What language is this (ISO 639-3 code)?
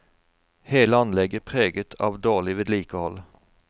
nor